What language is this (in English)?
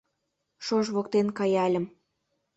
Mari